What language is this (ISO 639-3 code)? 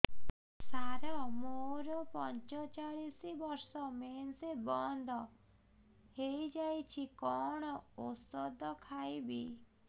ori